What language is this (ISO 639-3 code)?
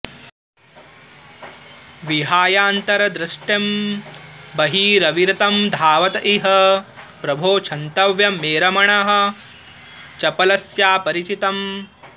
san